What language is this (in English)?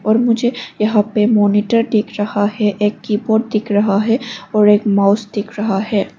Hindi